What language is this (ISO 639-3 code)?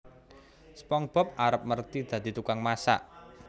jav